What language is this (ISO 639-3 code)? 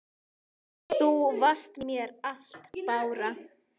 isl